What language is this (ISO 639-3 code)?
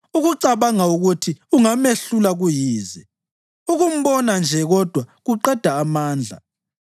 nde